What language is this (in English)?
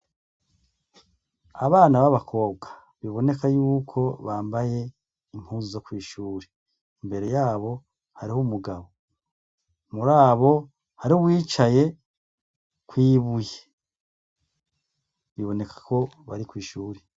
Rundi